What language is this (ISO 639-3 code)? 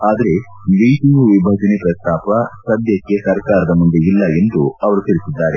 kan